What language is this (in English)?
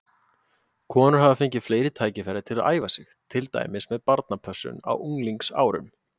Icelandic